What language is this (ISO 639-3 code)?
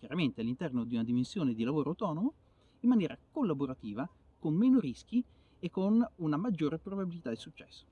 ita